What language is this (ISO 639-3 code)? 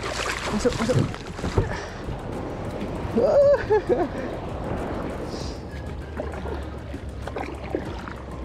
msa